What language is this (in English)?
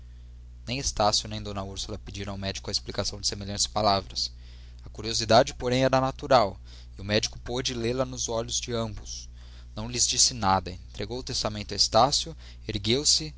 Portuguese